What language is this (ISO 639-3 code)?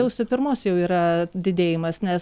lit